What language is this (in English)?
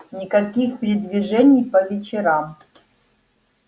Russian